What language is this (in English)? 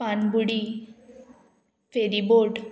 Konkani